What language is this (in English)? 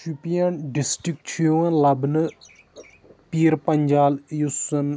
Kashmiri